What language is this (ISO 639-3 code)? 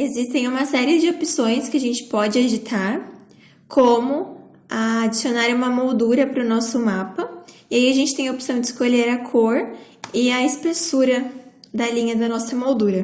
por